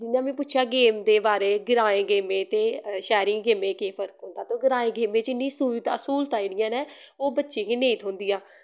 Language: Dogri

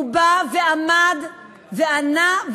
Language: Hebrew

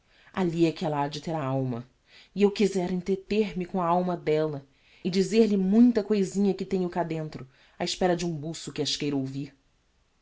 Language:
Portuguese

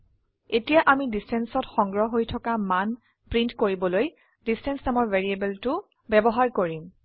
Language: Assamese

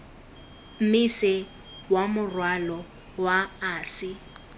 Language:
Tswana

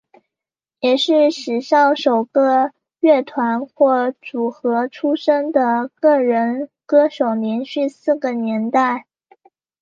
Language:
Chinese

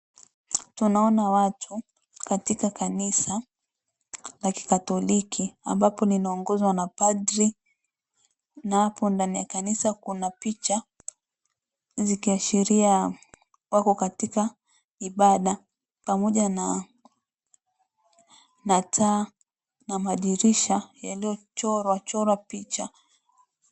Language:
Swahili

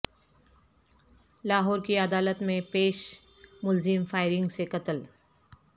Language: Urdu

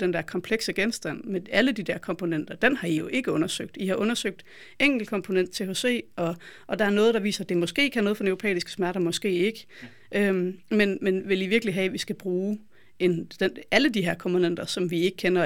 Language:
Danish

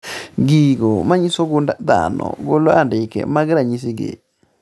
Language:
Luo (Kenya and Tanzania)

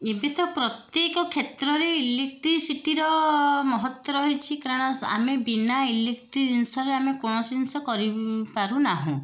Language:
Odia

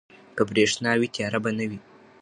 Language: Pashto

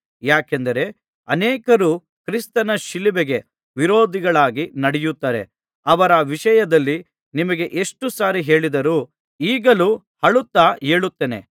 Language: Kannada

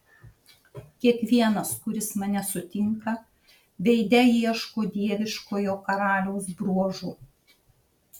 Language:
Lithuanian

